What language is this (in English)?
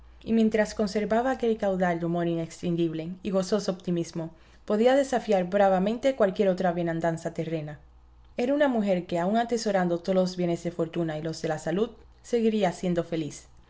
Spanish